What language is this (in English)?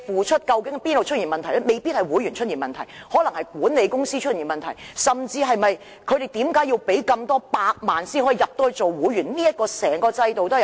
Cantonese